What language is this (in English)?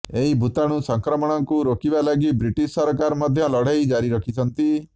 Odia